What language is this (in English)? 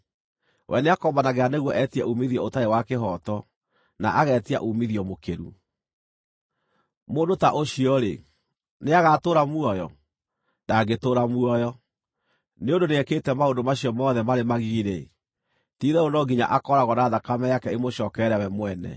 Kikuyu